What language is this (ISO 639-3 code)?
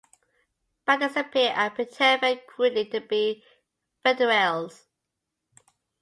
eng